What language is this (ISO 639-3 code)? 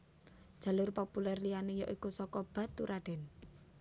jav